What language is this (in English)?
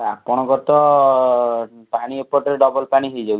Odia